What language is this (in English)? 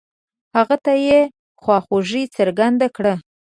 Pashto